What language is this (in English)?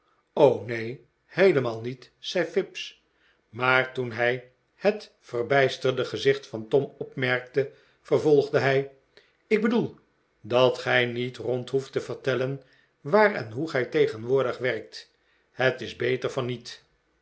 Dutch